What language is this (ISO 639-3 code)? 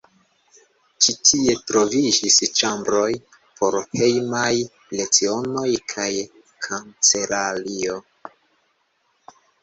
epo